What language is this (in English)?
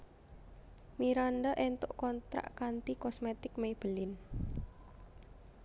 Javanese